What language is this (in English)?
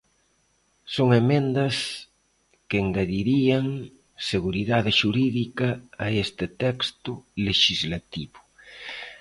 Galician